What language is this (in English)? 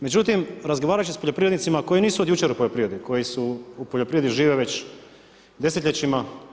Croatian